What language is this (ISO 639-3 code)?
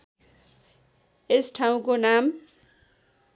nep